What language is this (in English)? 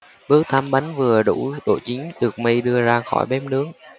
Vietnamese